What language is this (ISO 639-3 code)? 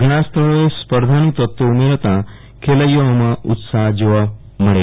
guj